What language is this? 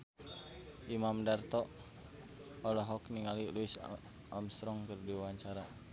Sundanese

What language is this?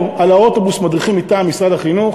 Hebrew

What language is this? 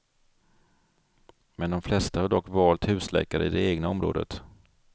Swedish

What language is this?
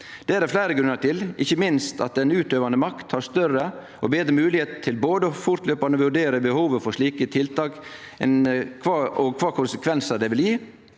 Norwegian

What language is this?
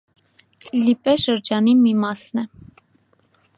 Armenian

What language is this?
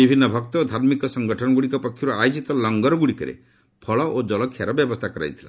Odia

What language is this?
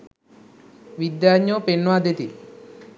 Sinhala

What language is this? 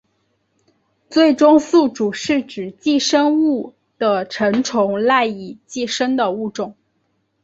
Chinese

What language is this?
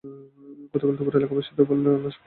Bangla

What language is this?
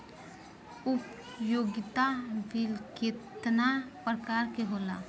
Bhojpuri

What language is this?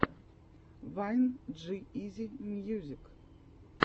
Russian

